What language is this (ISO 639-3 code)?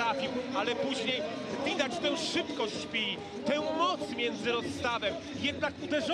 pol